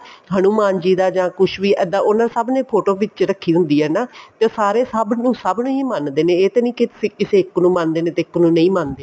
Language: Punjabi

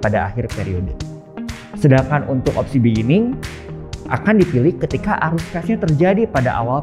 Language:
Indonesian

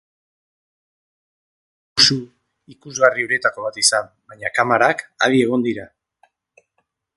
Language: Basque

